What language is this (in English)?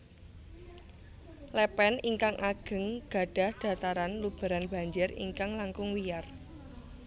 Javanese